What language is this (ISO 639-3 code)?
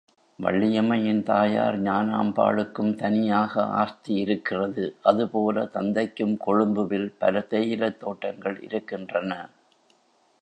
tam